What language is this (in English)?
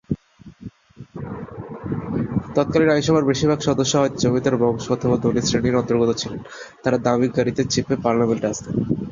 Bangla